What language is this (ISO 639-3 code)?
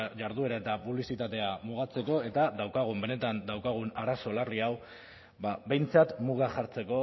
eus